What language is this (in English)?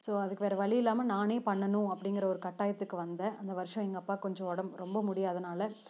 Tamil